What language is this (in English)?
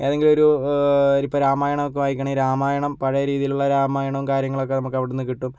Malayalam